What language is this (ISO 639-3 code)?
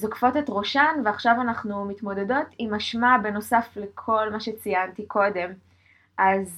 heb